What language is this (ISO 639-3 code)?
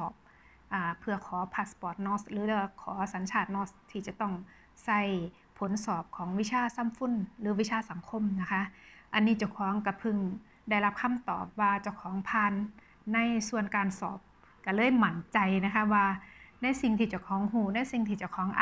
tha